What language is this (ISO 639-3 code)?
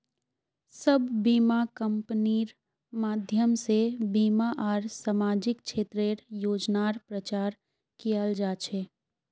mag